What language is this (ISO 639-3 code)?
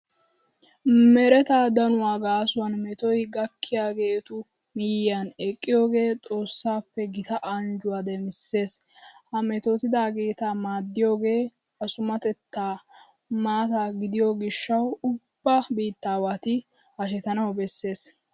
wal